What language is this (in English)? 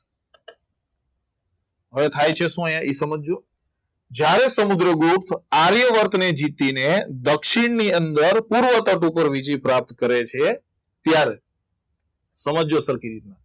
Gujarati